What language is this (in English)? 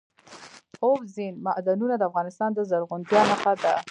Pashto